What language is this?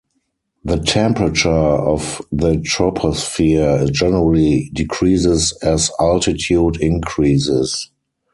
English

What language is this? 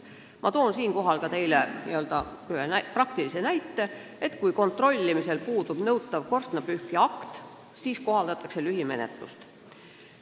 Estonian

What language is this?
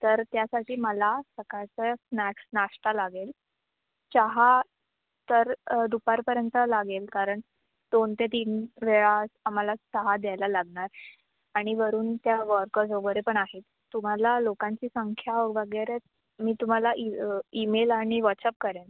Marathi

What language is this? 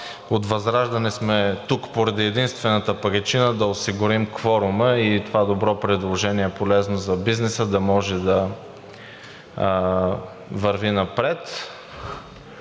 Bulgarian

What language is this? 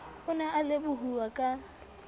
Southern Sotho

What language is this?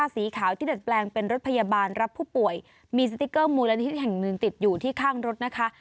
Thai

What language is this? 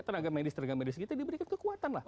Indonesian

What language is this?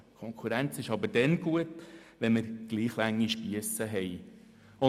Swiss German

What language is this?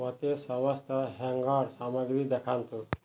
Odia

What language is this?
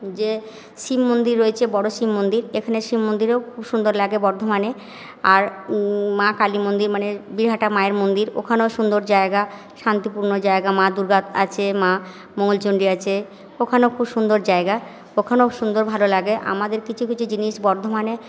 Bangla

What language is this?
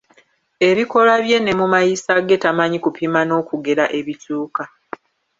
Ganda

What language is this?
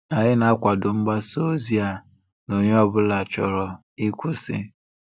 Igbo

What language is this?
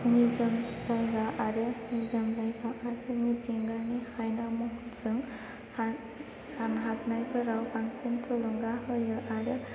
Bodo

